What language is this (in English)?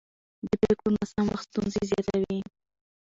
Pashto